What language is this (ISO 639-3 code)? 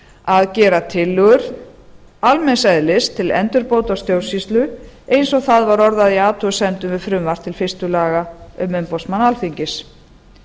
isl